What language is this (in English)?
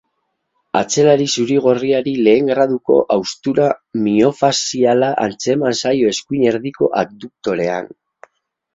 Basque